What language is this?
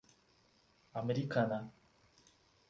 Portuguese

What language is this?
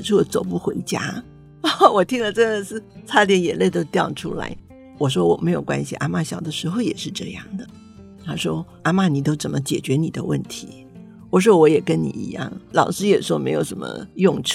Chinese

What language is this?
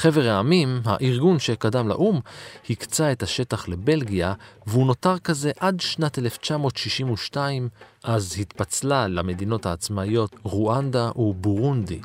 Hebrew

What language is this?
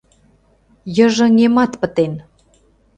Mari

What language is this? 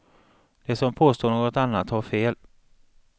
Swedish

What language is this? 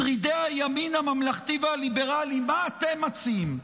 Hebrew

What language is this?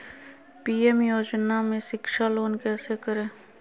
Magahi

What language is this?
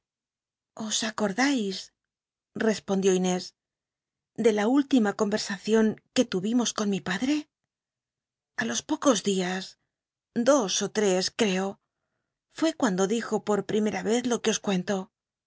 Spanish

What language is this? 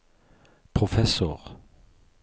Norwegian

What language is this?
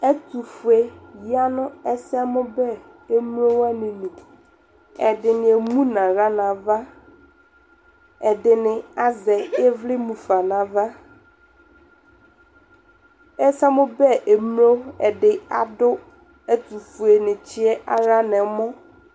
Ikposo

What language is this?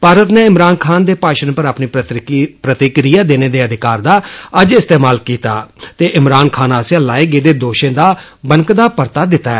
Dogri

